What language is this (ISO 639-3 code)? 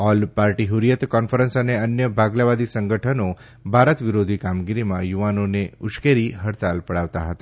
guj